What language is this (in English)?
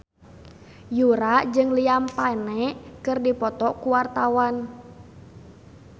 Sundanese